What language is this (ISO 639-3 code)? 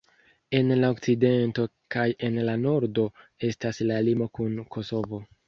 epo